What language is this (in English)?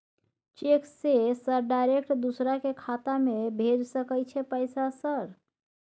Maithili